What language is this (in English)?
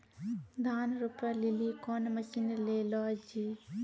Maithili